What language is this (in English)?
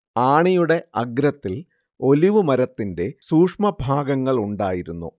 Malayalam